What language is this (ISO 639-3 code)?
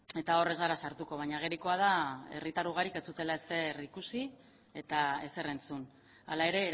eus